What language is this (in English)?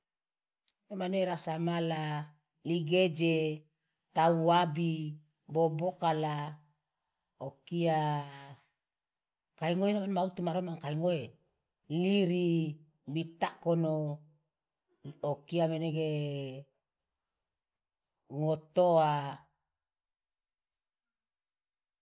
Loloda